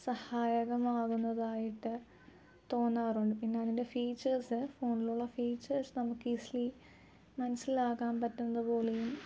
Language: Malayalam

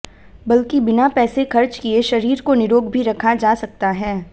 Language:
Hindi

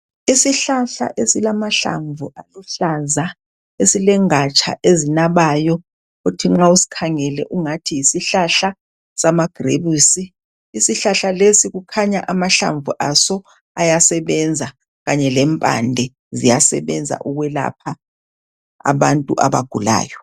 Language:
North Ndebele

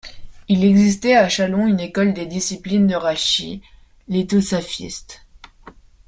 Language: French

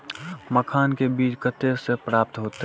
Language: Maithili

